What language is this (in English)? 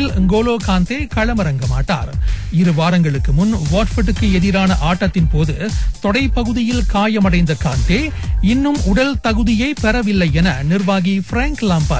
Tamil